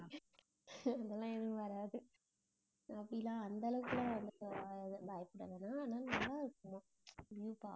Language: Tamil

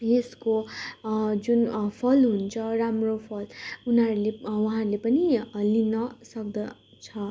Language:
Nepali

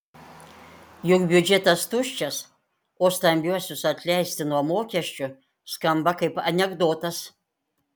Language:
Lithuanian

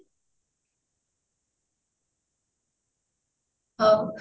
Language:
Odia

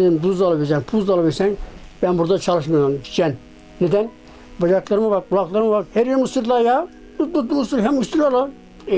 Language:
Turkish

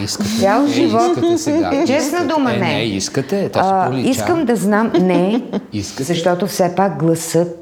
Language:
Bulgarian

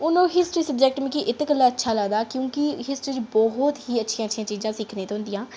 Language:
Dogri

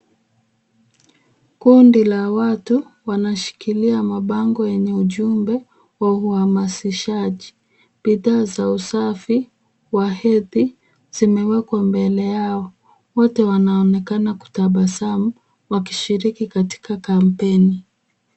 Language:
Swahili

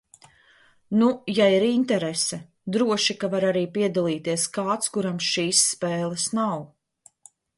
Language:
Latvian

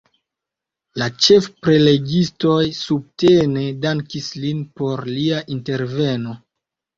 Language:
Esperanto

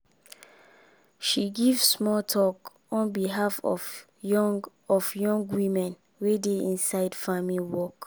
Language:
Nigerian Pidgin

